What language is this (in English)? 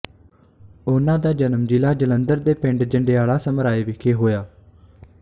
Punjabi